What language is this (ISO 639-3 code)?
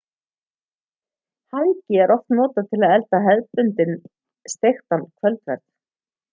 isl